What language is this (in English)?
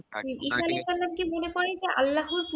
Bangla